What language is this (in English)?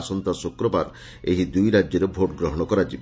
Odia